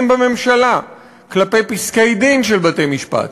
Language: Hebrew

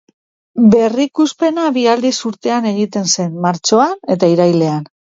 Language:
Basque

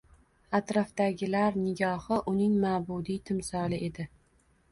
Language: Uzbek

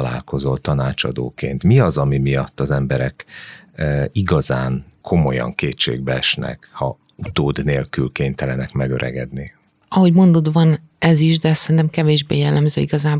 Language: Hungarian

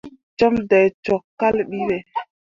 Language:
Mundang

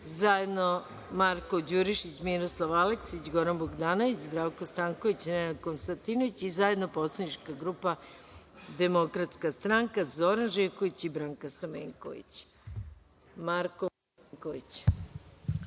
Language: Serbian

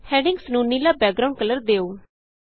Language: Punjabi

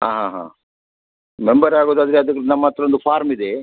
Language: Kannada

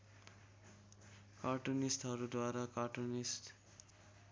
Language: Nepali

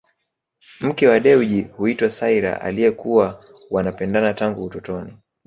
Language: Swahili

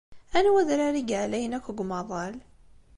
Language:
Kabyle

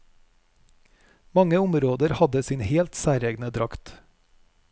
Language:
Norwegian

